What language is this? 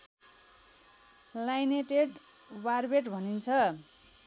Nepali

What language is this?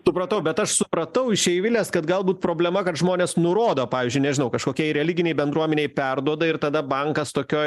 Lithuanian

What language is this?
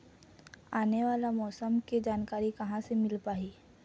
Chhattisgarhi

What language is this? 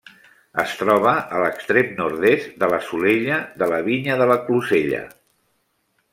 Catalan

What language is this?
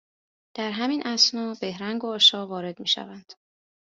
Persian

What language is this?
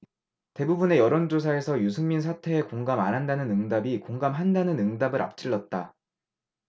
Korean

